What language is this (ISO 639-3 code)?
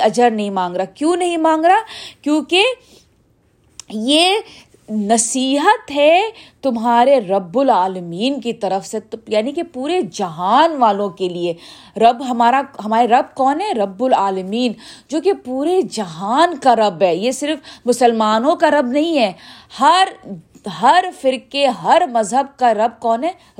urd